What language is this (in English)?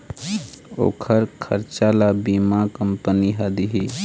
Chhattisgarhi